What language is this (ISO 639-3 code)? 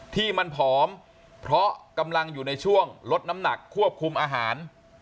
tha